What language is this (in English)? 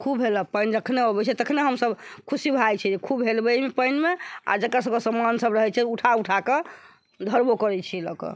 Maithili